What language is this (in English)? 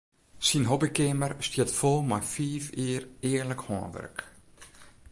Western Frisian